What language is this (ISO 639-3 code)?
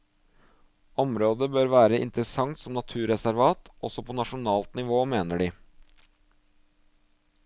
nor